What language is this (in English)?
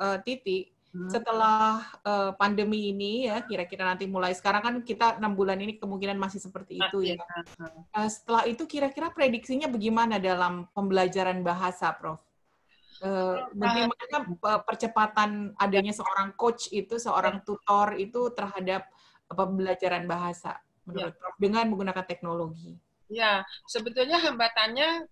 Indonesian